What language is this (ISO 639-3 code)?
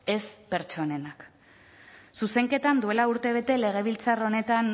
eus